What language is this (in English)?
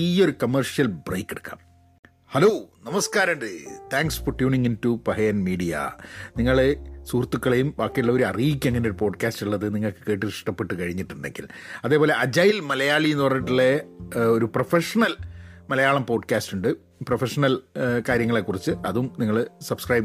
Malayalam